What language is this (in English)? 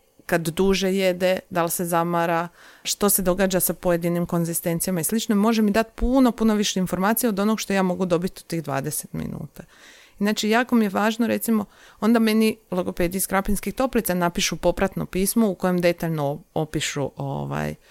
Croatian